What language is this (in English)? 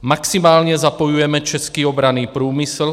Czech